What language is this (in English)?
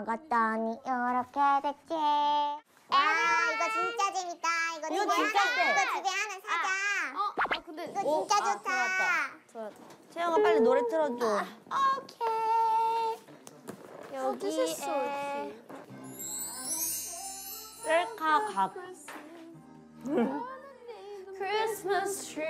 Korean